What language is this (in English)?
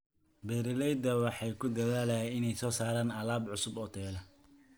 Somali